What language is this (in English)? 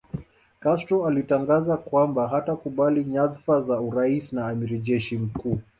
Swahili